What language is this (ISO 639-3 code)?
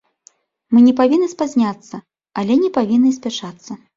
bel